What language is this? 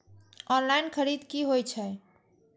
Maithili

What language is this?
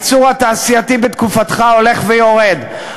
Hebrew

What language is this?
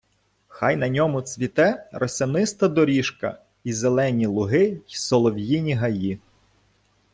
Ukrainian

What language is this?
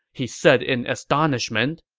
English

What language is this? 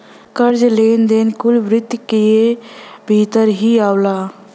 Bhojpuri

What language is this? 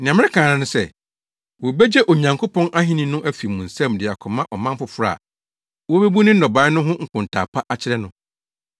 Akan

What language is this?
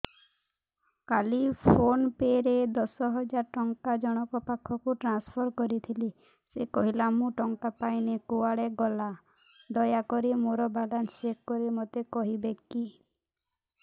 Odia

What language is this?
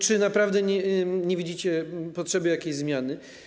Polish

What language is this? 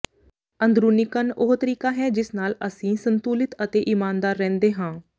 Punjabi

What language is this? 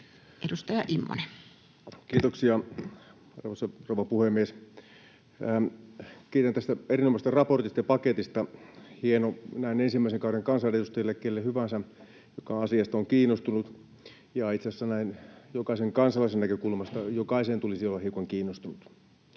Finnish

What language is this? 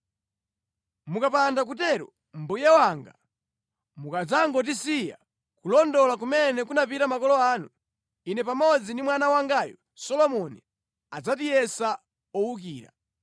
Nyanja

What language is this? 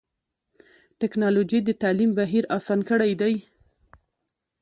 Pashto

